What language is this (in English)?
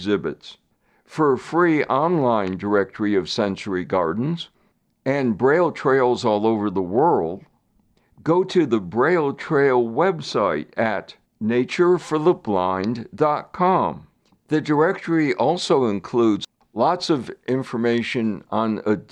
English